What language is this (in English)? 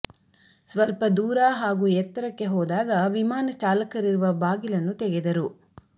Kannada